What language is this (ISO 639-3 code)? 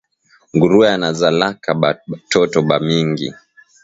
swa